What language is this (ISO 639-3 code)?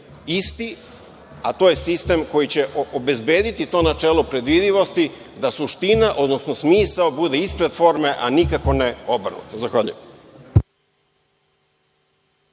srp